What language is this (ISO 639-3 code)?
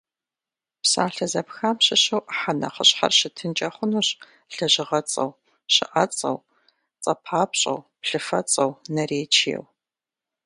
kbd